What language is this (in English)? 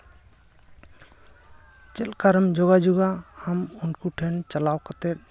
Santali